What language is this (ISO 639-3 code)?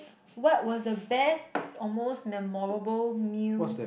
eng